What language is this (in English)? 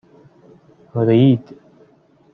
Persian